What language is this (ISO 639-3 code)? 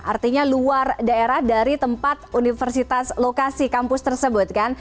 ind